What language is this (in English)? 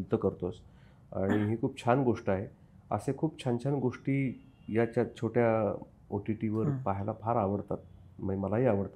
Marathi